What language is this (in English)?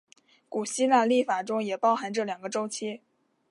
Chinese